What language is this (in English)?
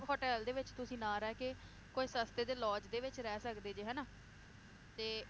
Punjabi